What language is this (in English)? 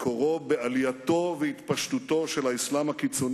Hebrew